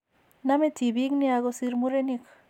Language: Kalenjin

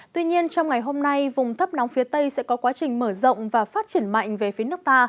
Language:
Vietnamese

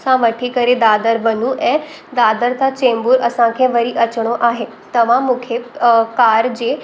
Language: Sindhi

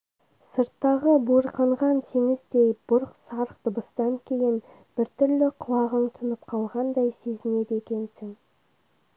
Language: Kazakh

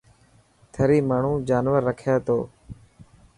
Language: Dhatki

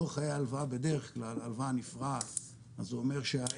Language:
Hebrew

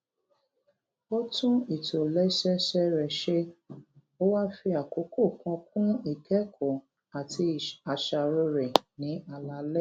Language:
Yoruba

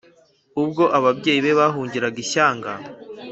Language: Kinyarwanda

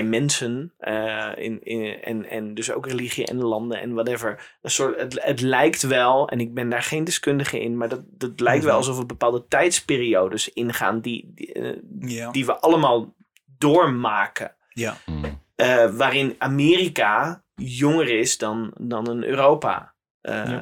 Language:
Dutch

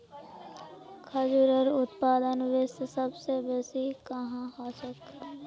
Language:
Magahi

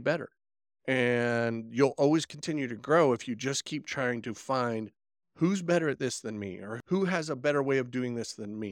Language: English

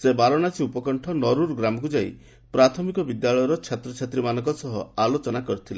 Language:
Odia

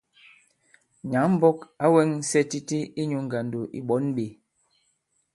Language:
Bankon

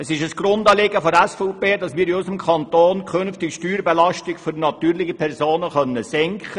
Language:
Swiss German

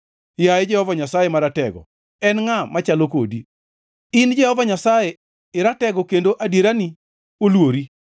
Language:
Luo (Kenya and Tanzania)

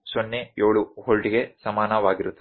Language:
Kannada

